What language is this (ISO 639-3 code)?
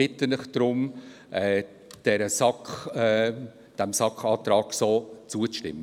gsw